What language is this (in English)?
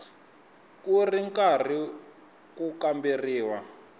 Tsonga